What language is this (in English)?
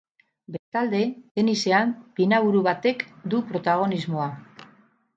Basque